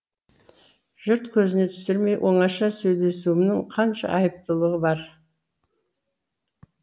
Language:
Kazakh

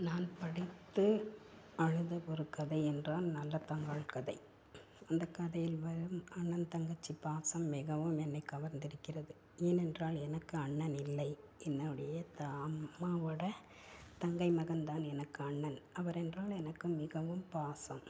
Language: Tamil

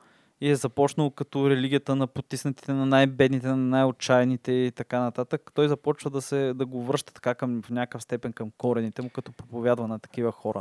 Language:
Bulgarian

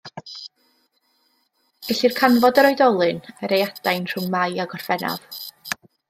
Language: Welsh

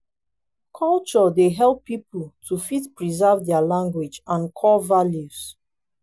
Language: Nigerian Pidgin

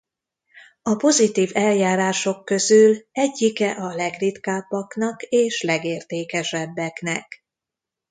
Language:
Hungarian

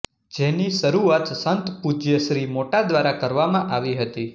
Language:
Gujarati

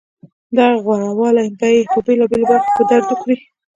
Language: Pashto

